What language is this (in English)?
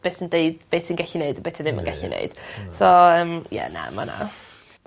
Welsh